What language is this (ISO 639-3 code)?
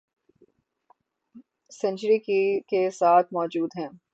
urd